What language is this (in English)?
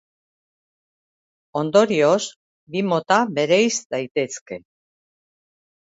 Basque